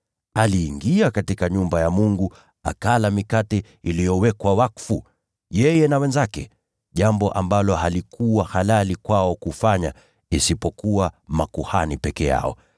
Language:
Swahili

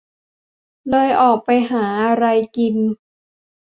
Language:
Thai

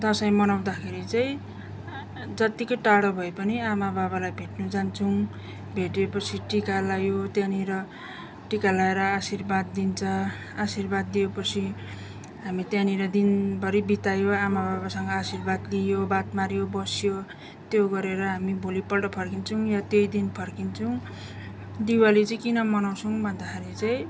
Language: Nepali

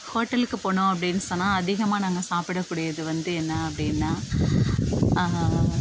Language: Tamil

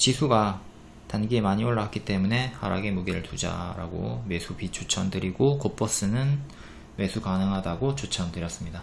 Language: Korean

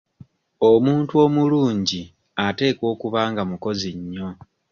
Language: Ganda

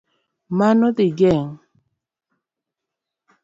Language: Luo (Kenya and Tanzania)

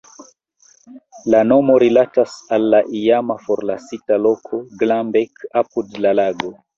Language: Esperanto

